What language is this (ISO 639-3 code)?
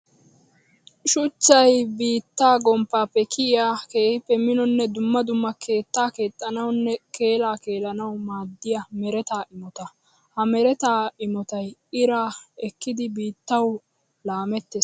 wal